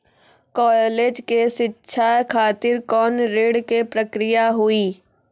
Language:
Maithili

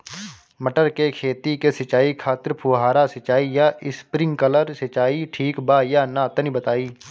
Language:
Bhojpuri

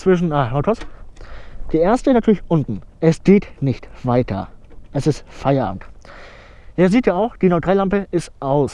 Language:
German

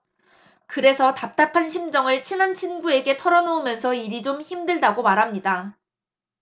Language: Korean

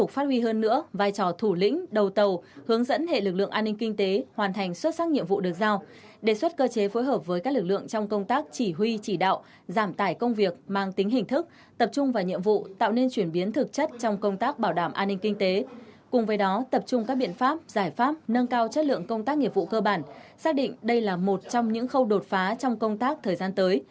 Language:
Vietnamese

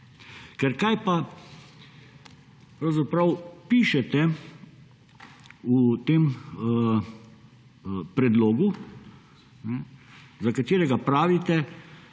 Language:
Slovenian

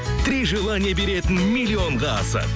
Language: Kazakh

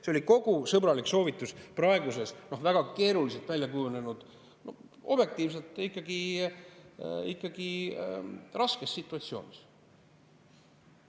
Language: Estonian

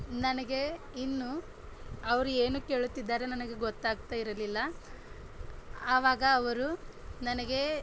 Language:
Kannada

